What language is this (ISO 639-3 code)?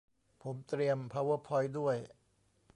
tha